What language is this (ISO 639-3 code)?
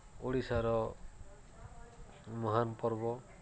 ori